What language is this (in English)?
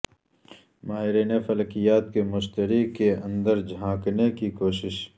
Urdu